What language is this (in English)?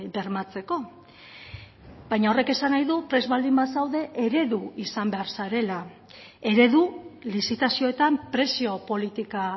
Basque